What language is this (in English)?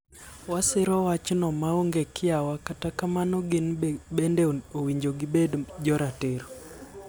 Luo (Kenya and Tanzania)